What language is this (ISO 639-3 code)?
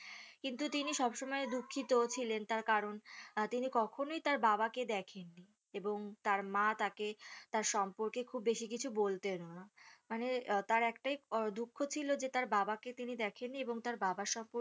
ben